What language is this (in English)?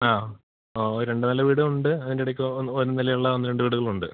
Malayalam